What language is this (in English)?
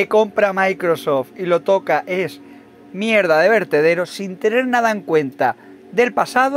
Spanish